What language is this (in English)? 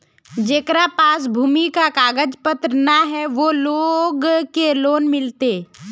Magahi